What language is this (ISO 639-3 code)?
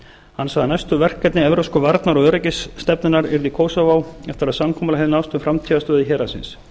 isl